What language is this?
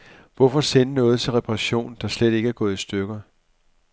Danish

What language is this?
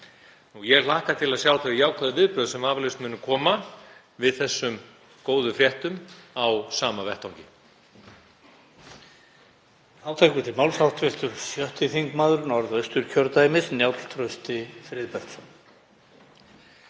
Icelandic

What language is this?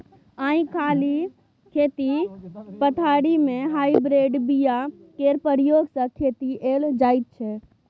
Maithili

